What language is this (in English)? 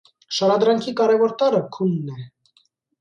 Armenian